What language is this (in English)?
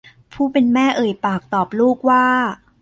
Thai